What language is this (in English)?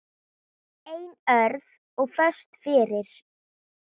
Icelandic